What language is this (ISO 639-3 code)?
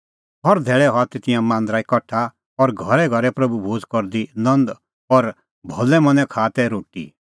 kfx